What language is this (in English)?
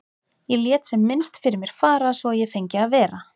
Icelandic